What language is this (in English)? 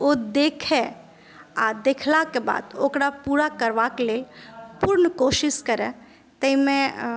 Maithili